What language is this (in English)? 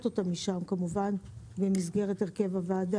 Hebrew